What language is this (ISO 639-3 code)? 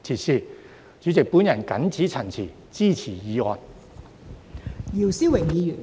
yue